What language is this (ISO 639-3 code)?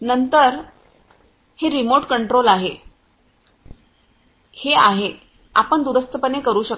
mar